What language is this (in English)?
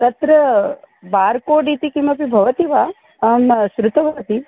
Sanskrit